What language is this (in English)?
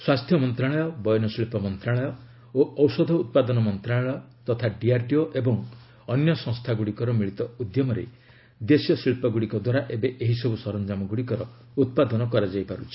Odia